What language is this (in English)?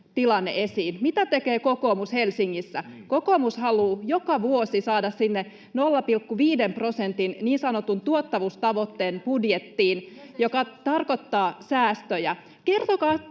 Finnish